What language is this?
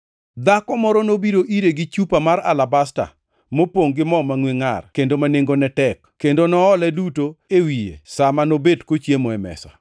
Luo (Kenya and Tanzania)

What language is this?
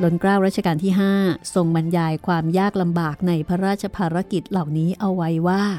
Thai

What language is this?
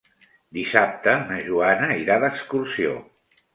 Catalan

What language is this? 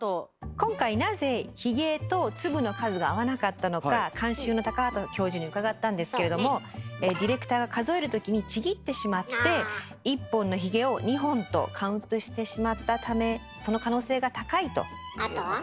Japanese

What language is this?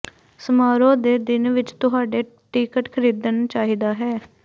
Punjabi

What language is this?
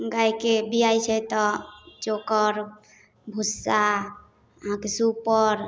Maithili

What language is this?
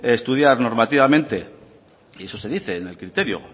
Spanish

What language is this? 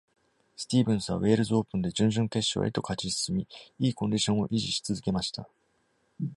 Japanese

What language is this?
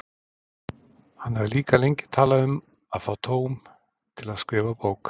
Icelandic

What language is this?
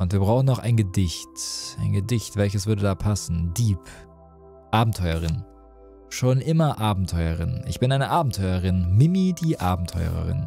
German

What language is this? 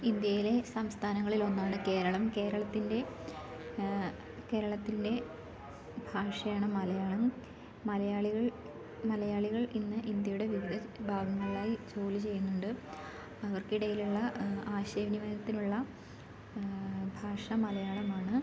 Malayalam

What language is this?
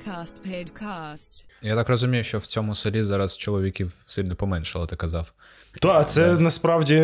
Ukrainian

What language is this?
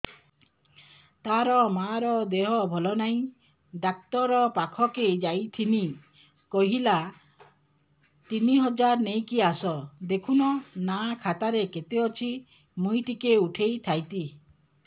Odia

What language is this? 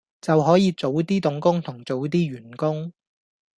Cantonese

